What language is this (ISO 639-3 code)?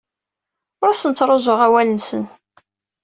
kab